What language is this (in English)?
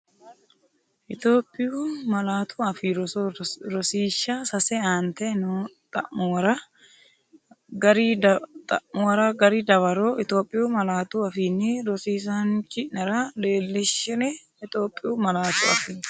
Sidamo